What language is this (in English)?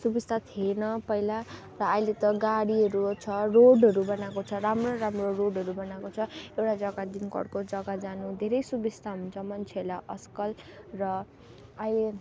Nepali